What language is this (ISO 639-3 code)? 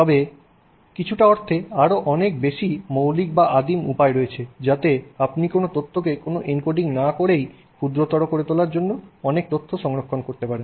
ben